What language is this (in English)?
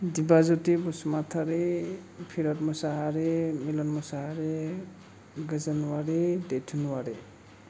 Bodo